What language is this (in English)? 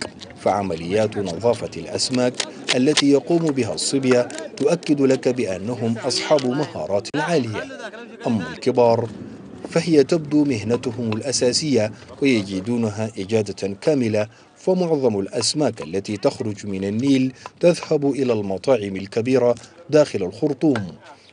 Arabic